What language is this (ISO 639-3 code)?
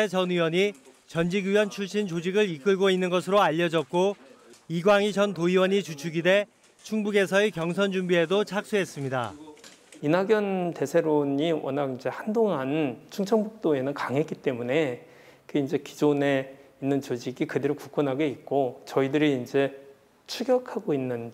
kor